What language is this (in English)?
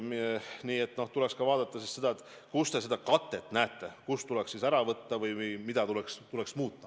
Estonian